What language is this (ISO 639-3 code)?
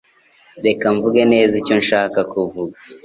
kin